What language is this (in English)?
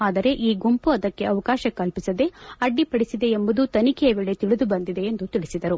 Kannada